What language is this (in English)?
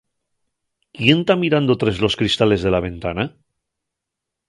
Asturian